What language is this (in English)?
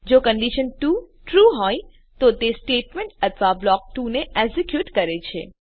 Gujarati